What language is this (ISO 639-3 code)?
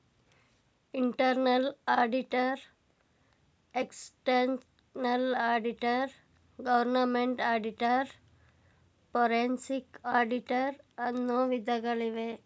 kan